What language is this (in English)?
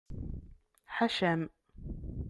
Kabyle